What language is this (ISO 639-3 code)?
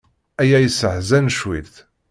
kab